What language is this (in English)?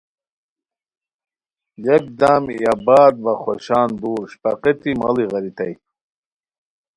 Khowar